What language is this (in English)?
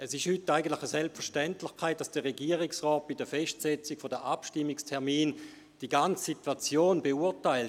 Swiss German